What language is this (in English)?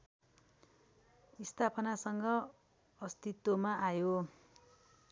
Nepali